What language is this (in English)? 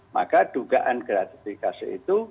Indonesian